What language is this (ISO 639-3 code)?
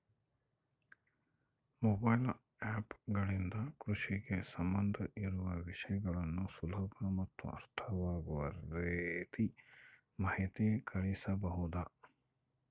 kan